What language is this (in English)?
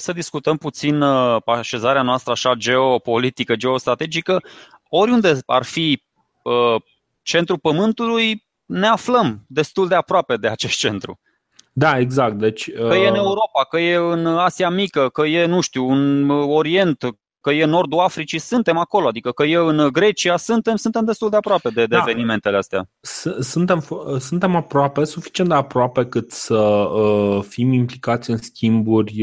Romanian